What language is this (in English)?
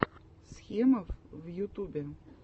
Russian